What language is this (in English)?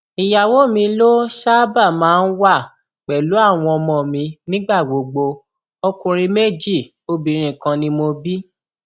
Yoruba